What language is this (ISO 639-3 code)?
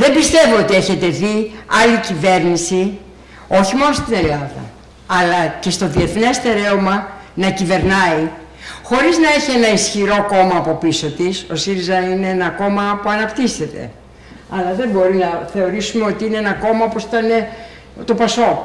ell